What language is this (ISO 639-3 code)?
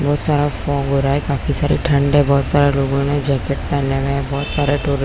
hin